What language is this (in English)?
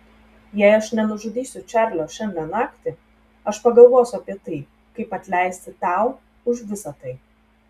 Lithuanian